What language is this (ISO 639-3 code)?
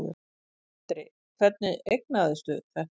isl